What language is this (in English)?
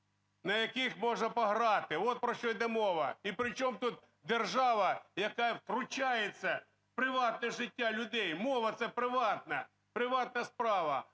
Ukrainian